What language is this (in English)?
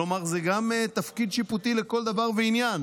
Hebrew